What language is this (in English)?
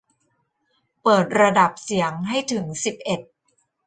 Thai